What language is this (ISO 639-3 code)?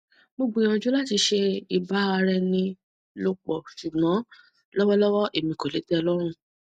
yor